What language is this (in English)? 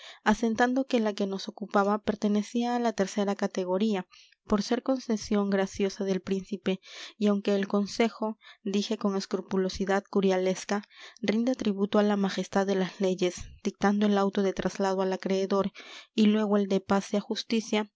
Spanish